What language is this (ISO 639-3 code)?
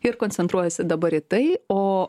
lit